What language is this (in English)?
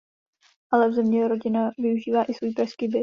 Czech